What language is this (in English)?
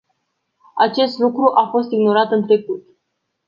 Romanian